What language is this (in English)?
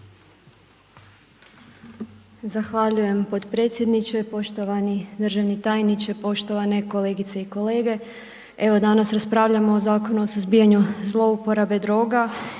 Croatian